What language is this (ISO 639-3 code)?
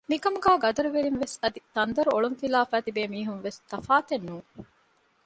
div